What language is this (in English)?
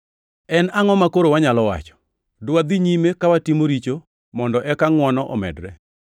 Luo (Kenya and Tanzania)